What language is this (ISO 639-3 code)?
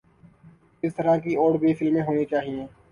urd